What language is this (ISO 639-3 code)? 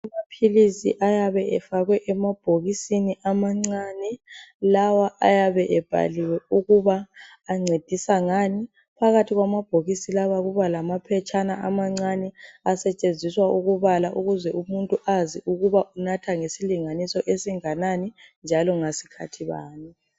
nde